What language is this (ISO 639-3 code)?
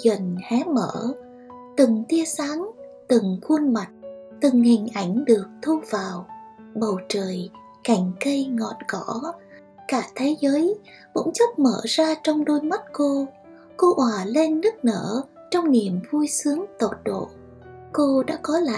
vie